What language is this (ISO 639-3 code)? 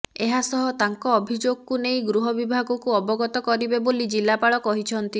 ori